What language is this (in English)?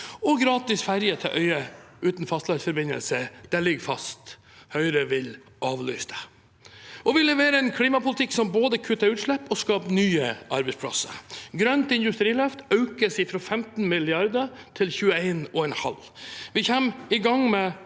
Norwegian